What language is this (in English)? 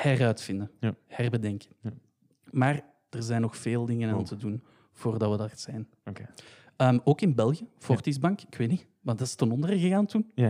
Dutch